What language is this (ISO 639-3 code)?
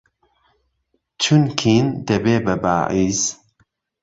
ckb